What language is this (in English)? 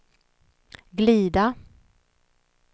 Swedish